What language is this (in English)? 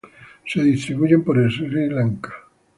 Spanish